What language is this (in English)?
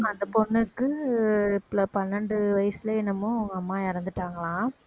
Tamil